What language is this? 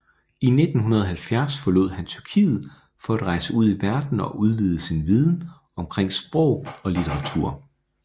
Danish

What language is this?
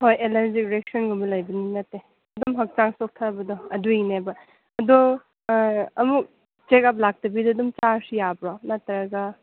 Manipuri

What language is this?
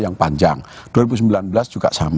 Indonesian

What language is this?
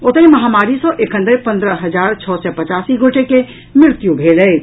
Maithili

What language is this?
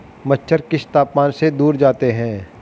Hindi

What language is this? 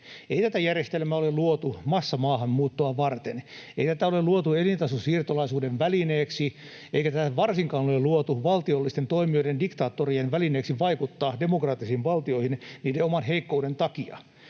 Finnish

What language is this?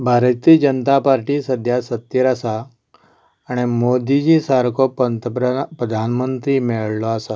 Konkani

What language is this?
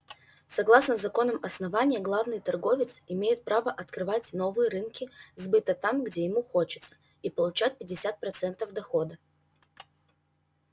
Russian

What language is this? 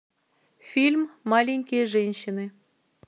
Russian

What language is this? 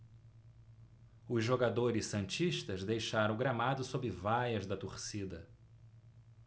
Portuguese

